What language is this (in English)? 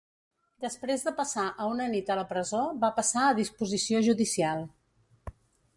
Catalan